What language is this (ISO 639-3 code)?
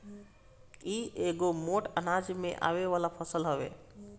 bho